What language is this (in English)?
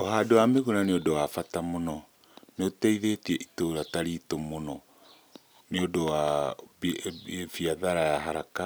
Kikuyu